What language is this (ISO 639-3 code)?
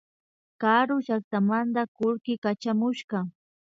qvi